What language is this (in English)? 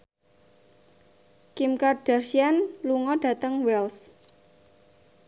Javanese